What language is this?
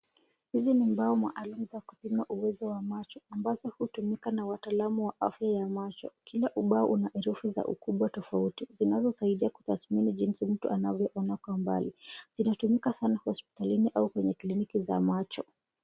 Swahili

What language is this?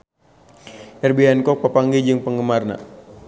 Sundanese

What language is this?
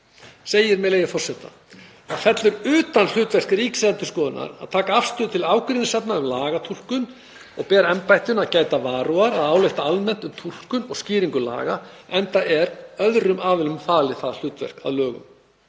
Icelandic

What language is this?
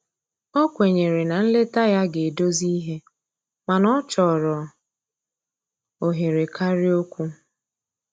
Igbo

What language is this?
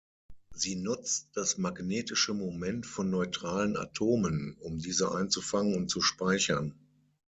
German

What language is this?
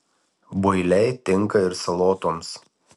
Lithuanian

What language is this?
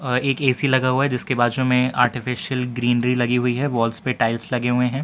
Hindi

